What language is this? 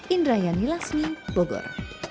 Indonesian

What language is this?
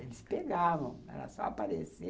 Portuguese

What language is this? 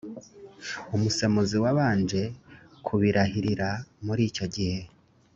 Kinyarwanda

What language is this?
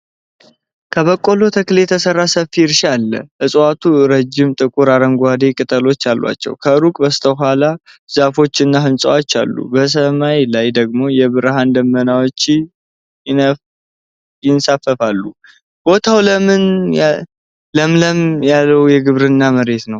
Amharic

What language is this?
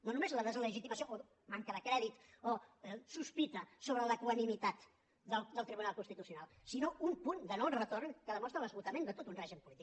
Catalan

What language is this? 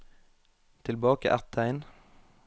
Norwegian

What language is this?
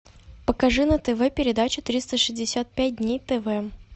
Russian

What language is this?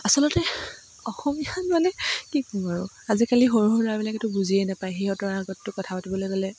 Assamese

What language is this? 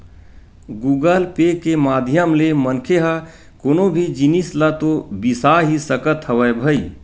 Chhattisgarhi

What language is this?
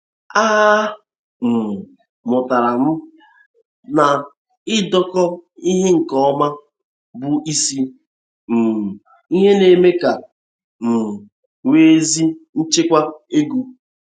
Igbo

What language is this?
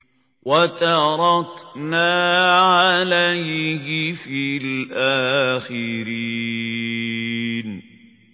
Arabic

